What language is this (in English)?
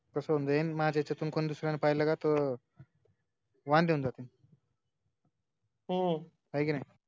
Marathi